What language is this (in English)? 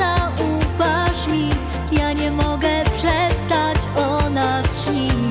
Polish